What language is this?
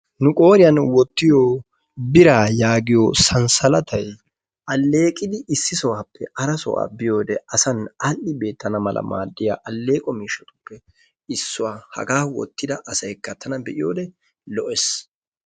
Wolaytta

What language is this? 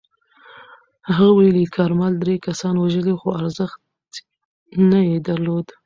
Pashto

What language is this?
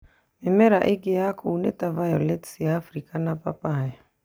Kikuyu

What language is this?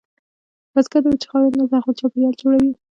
Pashto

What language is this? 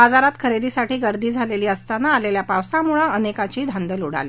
Marathi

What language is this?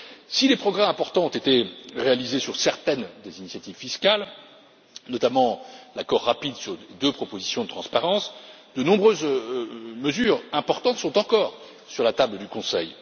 French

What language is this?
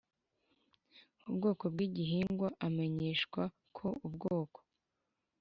Kinyarwanda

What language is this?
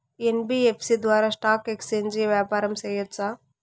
Telugu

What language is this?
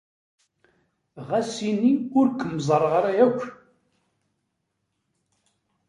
Kabyle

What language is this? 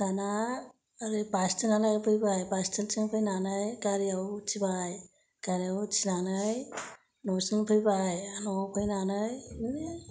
Bodo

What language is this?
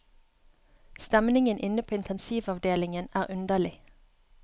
Norwegian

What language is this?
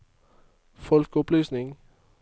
Norwegian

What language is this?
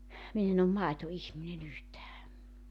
Finnish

